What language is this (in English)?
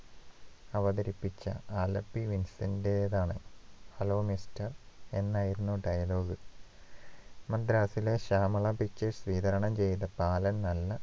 Malayalam